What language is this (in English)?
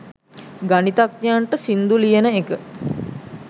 Sinhala